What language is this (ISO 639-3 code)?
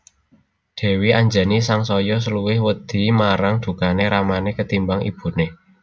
jav